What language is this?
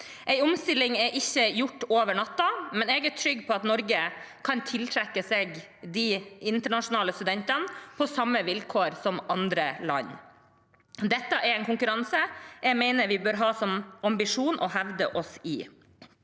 Norwegian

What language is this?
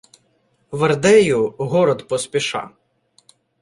Ukrainian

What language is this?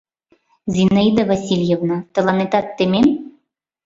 Mari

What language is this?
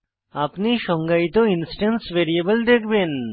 Bangla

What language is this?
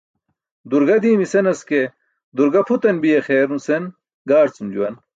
Burushaski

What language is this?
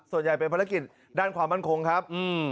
Thai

